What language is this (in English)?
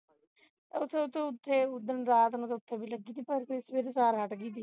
Punjabi